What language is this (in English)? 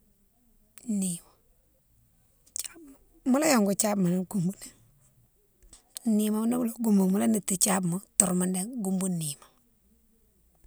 Mansoanka